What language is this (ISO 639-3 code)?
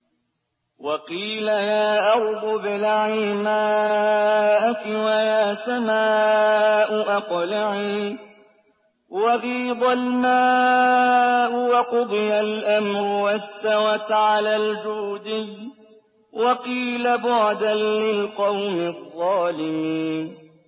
ara